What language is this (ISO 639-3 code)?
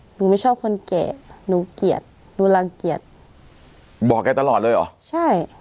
tha